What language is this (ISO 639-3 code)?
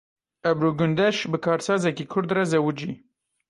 kur